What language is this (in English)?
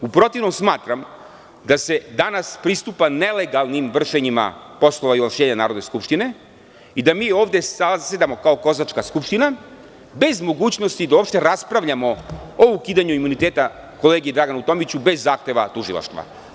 Serbian